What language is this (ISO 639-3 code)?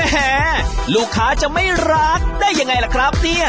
tha